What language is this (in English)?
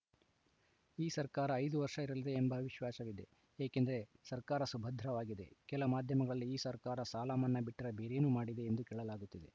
Kannada